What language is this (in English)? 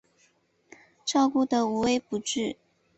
Chinese